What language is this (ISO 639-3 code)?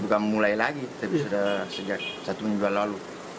ind